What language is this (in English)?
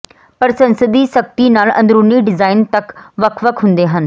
Punjabi